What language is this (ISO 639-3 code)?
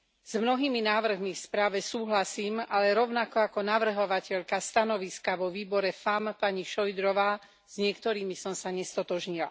slk